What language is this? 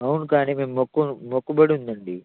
Telugu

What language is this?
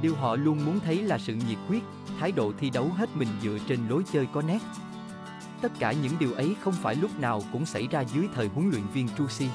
Vietnamese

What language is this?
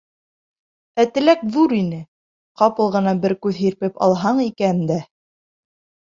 Bashkir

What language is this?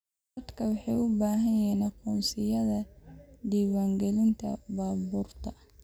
Somali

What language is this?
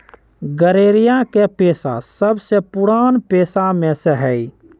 Magahi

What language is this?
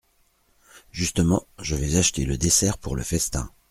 French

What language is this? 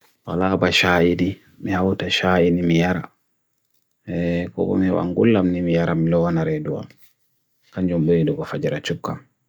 Bagirmi Fulfulde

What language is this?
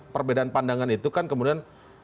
Indonesian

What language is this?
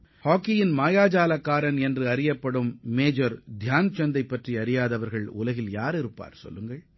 Tamil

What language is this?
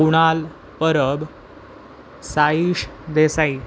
Marathi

